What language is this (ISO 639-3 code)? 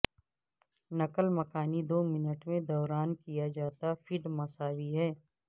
urd